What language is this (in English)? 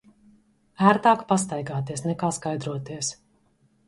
Latvian